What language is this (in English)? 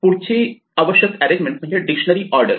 Marathi